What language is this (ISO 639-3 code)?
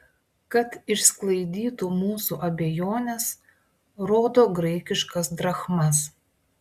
lit